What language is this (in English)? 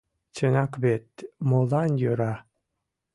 Mari